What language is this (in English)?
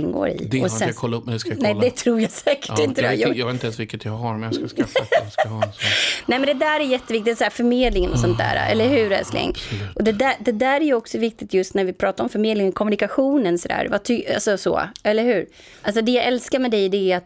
Swedish